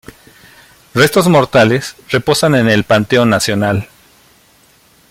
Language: Spanish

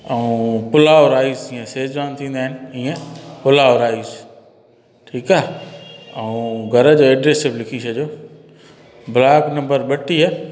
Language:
Sindhi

